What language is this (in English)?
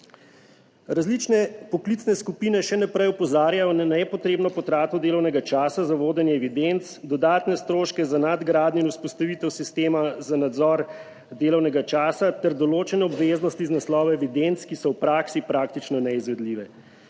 Slovenian